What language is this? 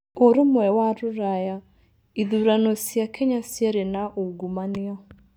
Kikuyu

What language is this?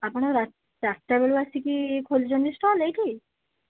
Odia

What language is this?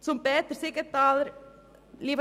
Swiss German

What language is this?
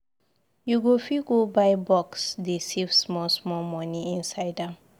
Nigerian Pidgin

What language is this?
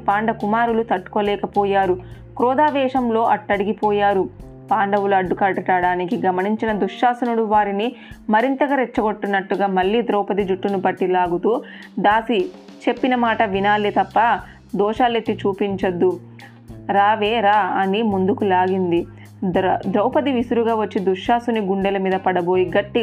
Telugu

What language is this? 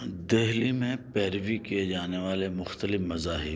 Urdu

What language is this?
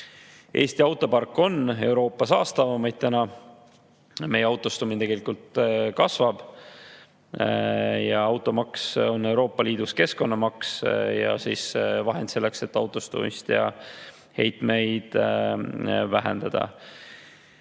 Estonian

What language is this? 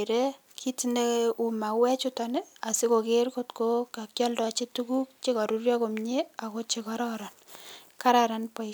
Kalenjin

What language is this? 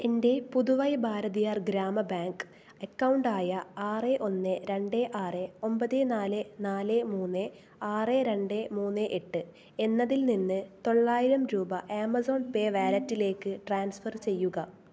Malayalam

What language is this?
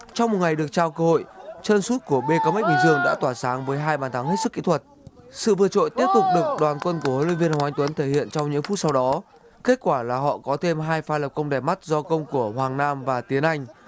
Vietnamese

